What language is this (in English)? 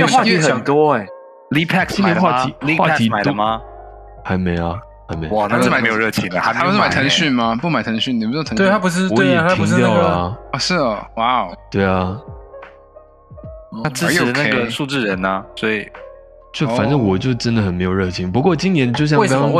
Chinese